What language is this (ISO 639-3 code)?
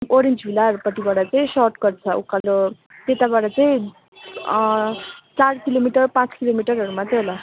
nep